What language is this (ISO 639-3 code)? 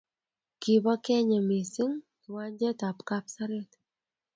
kln